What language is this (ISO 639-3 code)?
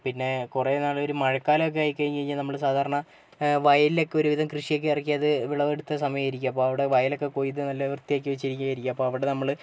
mal